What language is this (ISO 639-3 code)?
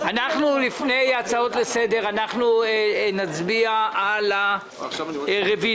heb